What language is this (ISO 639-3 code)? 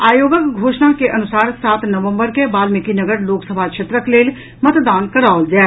mai